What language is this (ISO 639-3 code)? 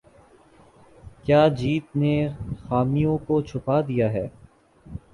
urd